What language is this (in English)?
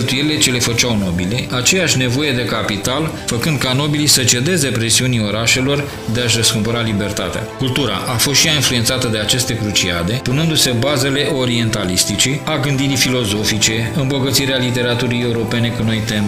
Romanian